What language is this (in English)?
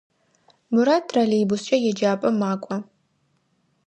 Adyghe